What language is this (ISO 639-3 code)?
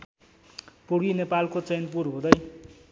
nep